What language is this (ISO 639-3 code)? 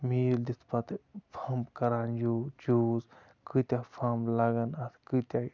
kas